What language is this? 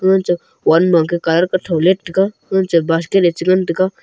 Wancho Naga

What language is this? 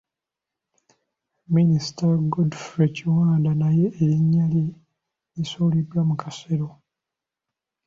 Ganda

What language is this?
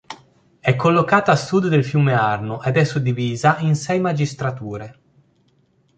Italian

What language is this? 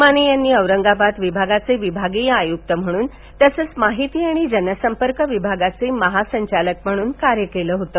Marathi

